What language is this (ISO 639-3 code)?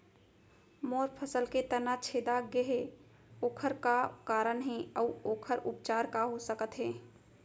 hne